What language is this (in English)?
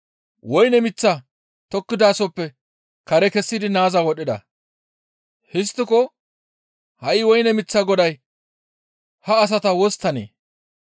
Gamo